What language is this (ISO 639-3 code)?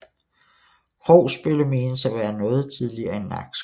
dan